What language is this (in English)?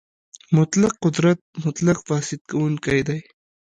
Pashto